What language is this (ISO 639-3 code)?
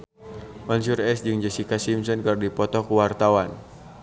sun